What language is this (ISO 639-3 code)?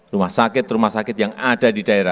ind